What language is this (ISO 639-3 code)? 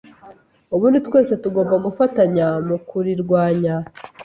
kin